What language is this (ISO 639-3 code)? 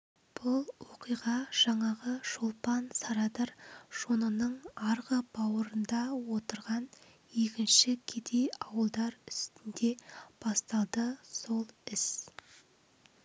kaz